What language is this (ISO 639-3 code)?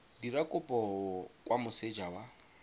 tsn